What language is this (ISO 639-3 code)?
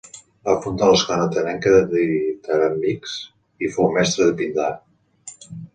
cat